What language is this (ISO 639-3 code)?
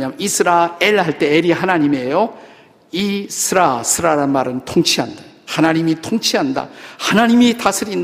kor